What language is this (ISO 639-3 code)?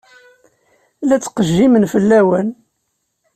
kab